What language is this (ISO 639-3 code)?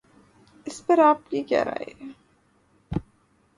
urd